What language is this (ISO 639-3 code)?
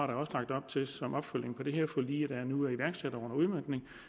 dan